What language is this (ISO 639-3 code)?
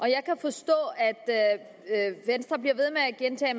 dan